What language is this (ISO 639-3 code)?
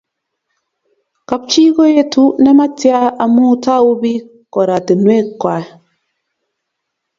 kln